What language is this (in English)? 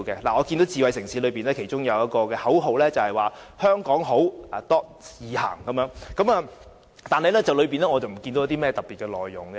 Cantonese